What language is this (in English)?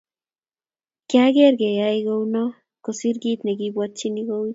Kalenjin